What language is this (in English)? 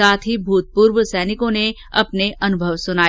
Hindi